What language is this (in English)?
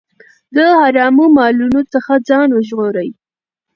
Pashto